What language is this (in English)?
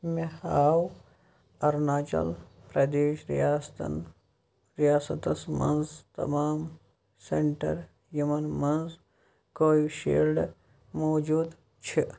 Kashmiri